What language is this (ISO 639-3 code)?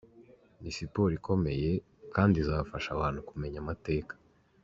kin